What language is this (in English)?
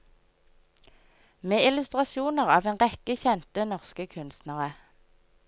Norwegian